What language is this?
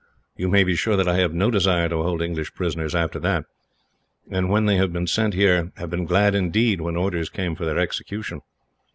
English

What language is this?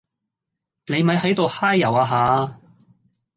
Cantonese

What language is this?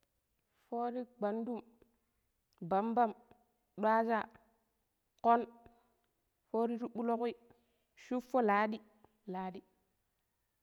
Pero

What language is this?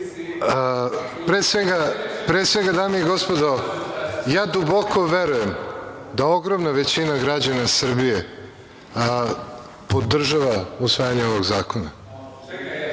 Serbian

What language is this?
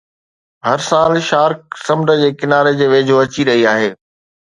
Sindhi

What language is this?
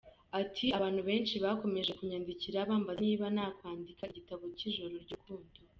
Kinyarwanda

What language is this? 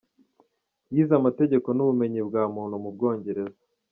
Kinyarwanda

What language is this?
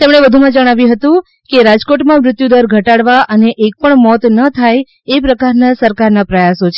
Gujarati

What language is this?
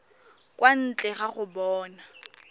Tswana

